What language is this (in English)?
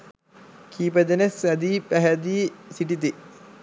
Sinhala